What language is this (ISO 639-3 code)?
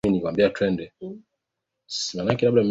swa